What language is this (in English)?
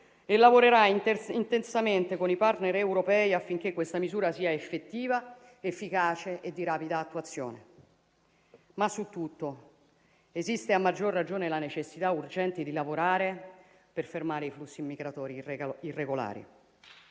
Italian